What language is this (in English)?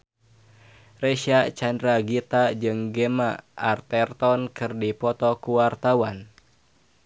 Sundanese